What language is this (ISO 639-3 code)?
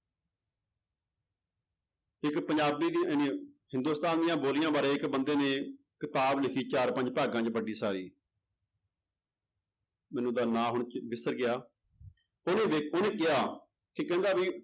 pan